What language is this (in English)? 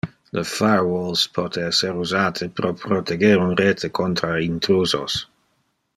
Interlingua